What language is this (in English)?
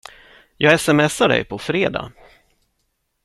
Swedish